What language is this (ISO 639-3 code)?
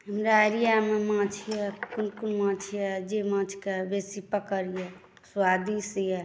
mai